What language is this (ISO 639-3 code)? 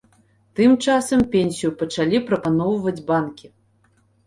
bel